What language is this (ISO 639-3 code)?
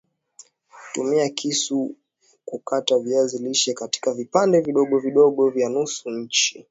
swa